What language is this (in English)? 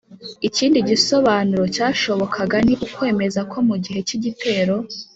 Kinyarwanda